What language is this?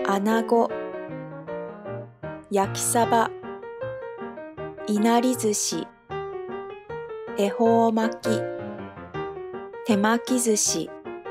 Japanese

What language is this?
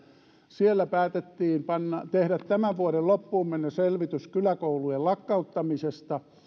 Finnish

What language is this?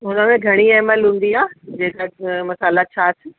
Sindhi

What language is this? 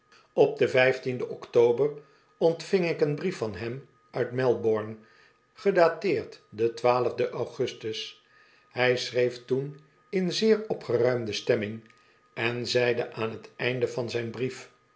Dutch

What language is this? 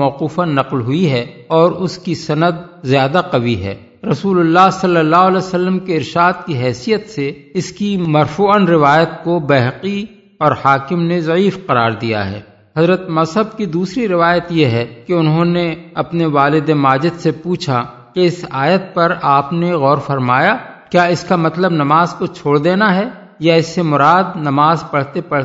Urdu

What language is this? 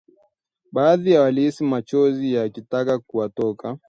Swahili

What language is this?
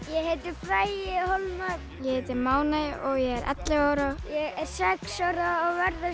Icelandic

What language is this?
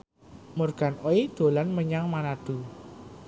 Javanese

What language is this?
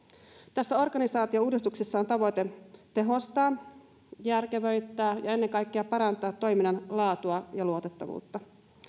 Finnish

